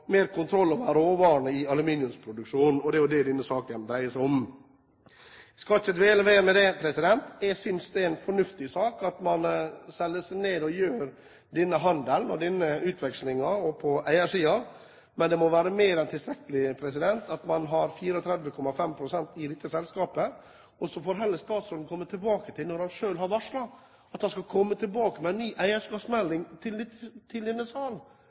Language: Norwegian Bokmål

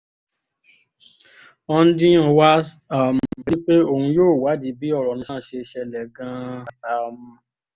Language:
Yoruba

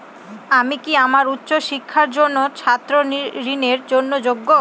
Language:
Bangla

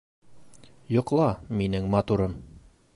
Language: Bashkir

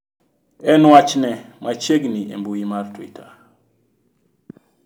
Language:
Luo (Kenya and Tanzania)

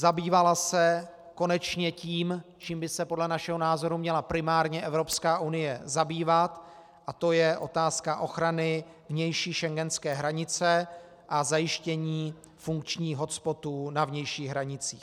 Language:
Czech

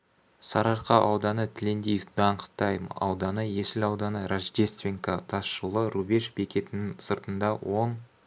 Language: Kazakh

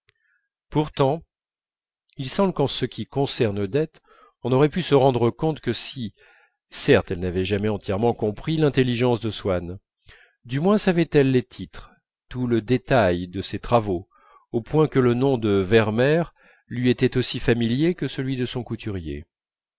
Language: French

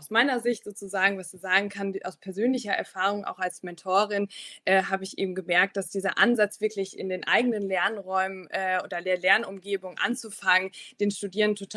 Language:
German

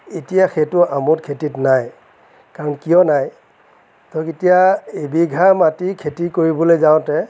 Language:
Assamese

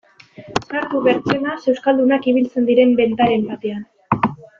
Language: Basque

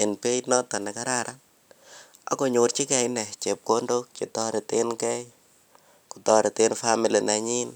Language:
Kalenjin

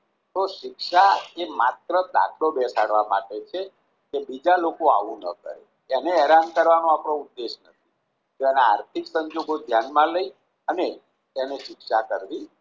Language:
Gujarati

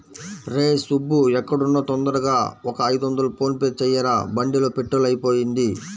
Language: Telugu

